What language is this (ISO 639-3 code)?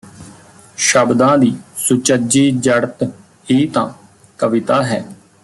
pan